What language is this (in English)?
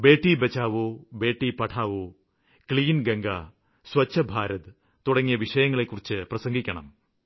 Malayalam